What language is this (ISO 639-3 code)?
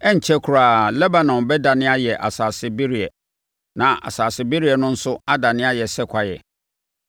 aka